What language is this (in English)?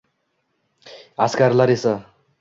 Uzbek